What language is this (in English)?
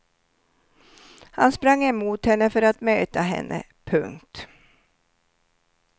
Swedish